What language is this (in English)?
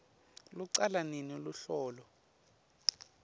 Swati